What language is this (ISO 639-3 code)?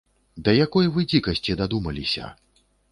bel